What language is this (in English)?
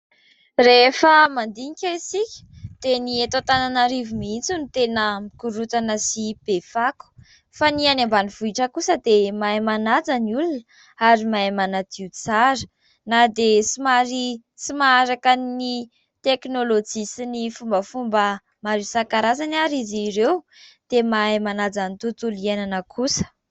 Malagasy